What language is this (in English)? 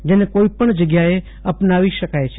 Gujarati